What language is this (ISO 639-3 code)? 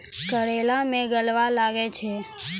mai